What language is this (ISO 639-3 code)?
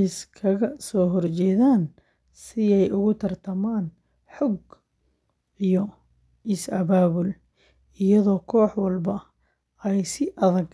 som